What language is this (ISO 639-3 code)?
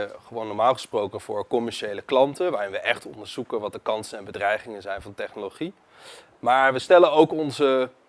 nld